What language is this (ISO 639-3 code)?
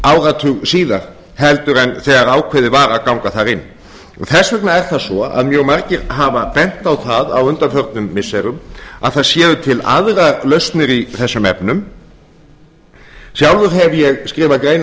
isl